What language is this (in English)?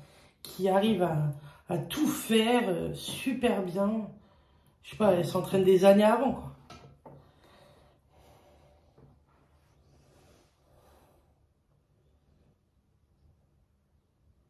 French